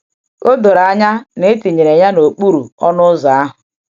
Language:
Igbo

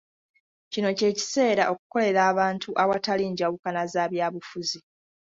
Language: Ganda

